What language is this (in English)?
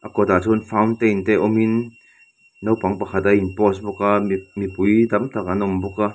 Mizo